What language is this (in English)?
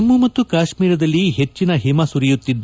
Kannada